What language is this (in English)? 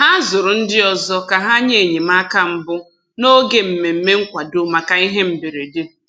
Igbo